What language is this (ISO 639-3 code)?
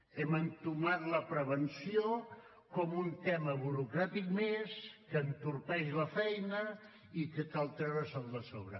cat